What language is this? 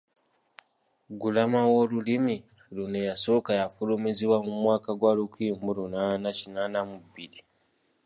Ganda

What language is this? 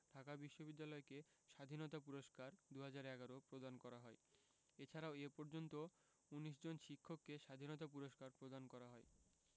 Bangla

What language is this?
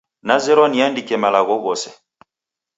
Taita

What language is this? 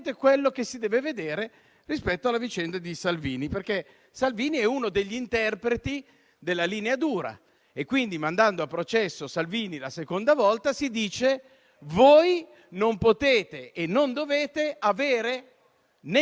Italian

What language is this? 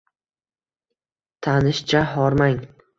Uzbek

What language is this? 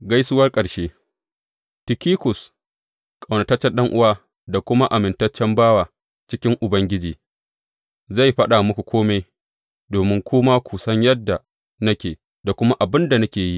Hausa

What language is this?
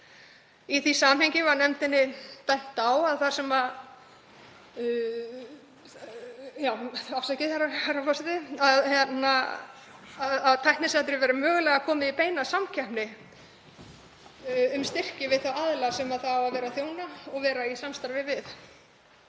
Icelandic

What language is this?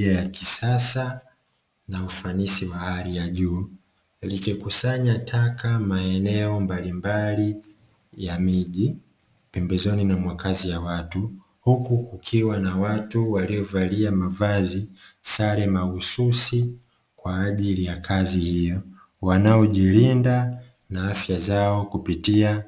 Swahili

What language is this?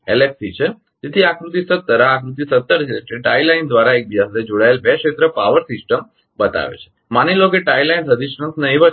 Gujarati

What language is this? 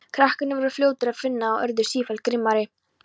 Icelandic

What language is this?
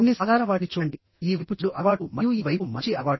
Telugu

